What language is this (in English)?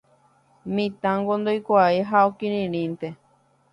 Guarani